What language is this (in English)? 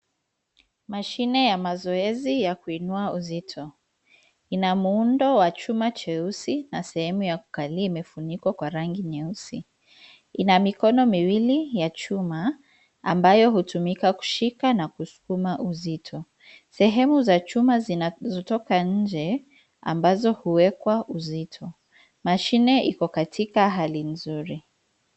Swahili